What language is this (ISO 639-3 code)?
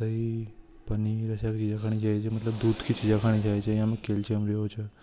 hoj